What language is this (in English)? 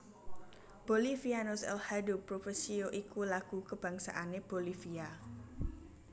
Javanese